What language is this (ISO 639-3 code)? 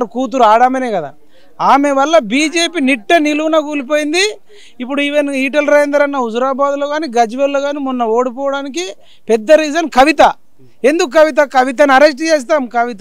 tel